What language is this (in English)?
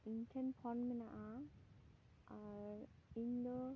Santali